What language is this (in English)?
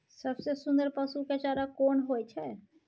Maithili